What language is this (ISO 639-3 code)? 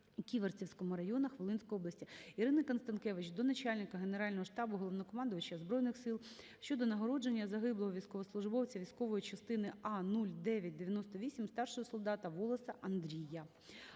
ukr